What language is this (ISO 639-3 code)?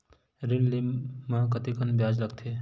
hne